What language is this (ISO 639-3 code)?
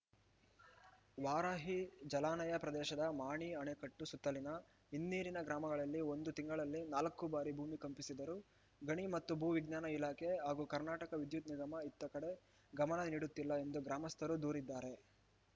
kan